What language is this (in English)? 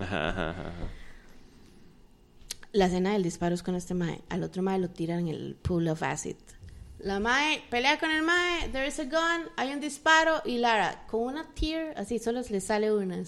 Spanish